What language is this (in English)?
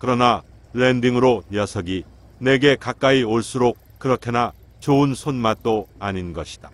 Korean